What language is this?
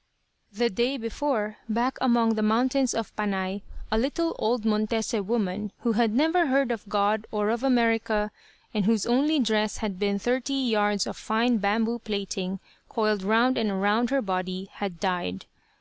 English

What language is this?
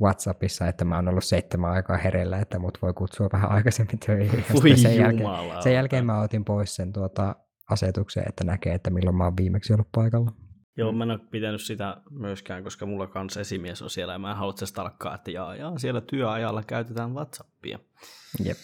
Finnish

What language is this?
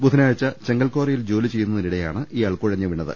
Malayalam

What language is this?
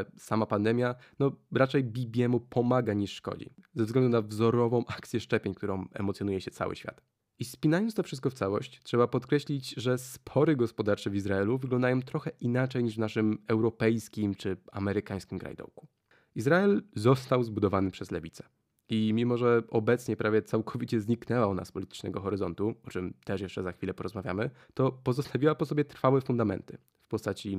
Polish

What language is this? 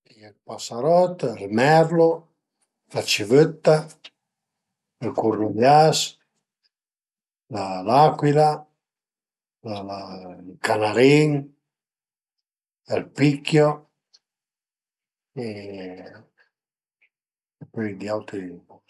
Piedmontese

